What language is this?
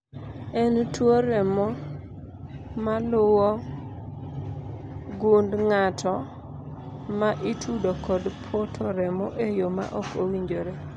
Luo (Kenya and Tanzania)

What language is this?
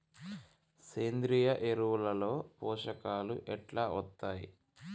Telugu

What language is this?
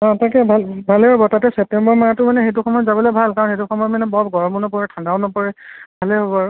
Assamese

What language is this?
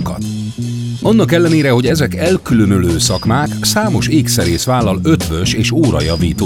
Hungarian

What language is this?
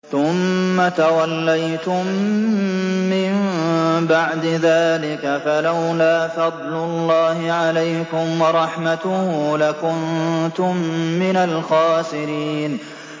Arabic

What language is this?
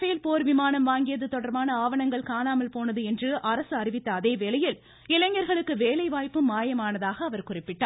Tamil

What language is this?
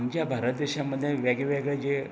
Konkani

